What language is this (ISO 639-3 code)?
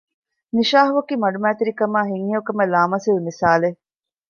div